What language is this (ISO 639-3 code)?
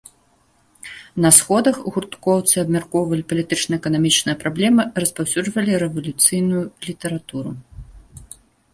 bel